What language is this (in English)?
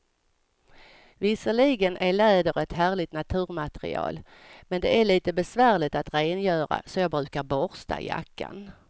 Swedish